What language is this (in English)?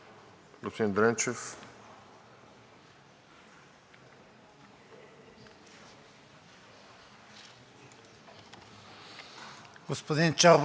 Bulgarian